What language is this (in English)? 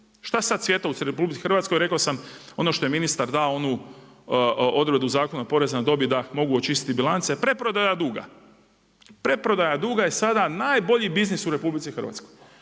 Croatian